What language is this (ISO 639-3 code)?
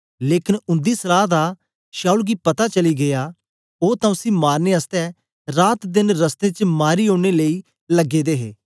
doi